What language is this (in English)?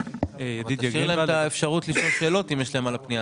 Hebrew